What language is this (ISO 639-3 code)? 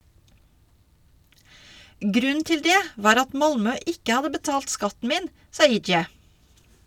nor